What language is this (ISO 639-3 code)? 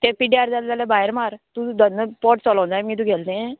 kok